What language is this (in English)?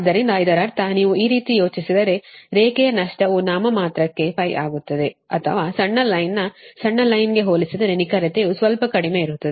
Kannada